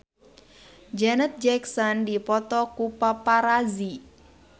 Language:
Sundanese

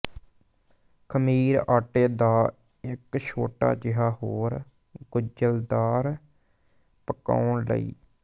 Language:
Punjabi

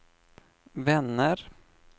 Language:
Swedish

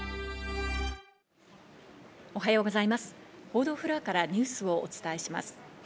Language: Japanese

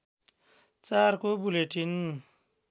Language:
Nepali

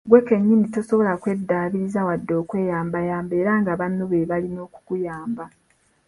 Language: Ganda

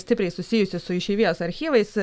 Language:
Lithuanian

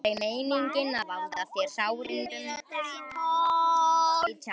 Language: Icelandic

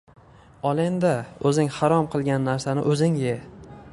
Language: Uzbek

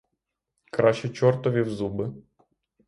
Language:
Ukrainian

